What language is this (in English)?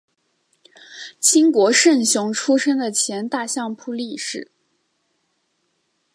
Chinese